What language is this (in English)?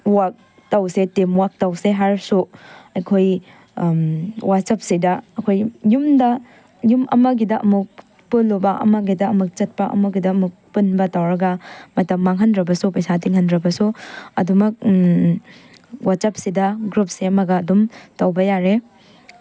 Manipuri